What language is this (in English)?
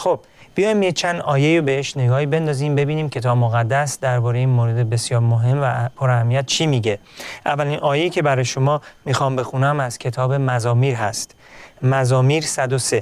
Persian